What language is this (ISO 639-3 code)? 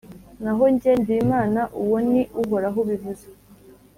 kin